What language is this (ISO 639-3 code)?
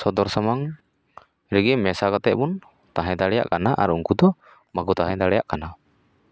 sat